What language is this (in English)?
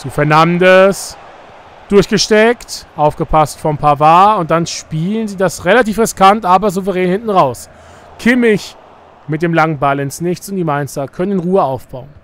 German